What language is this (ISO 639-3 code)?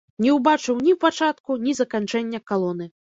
bel